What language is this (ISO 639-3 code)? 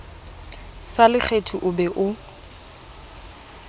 sot